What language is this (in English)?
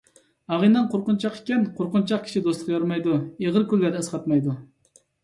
Uyghur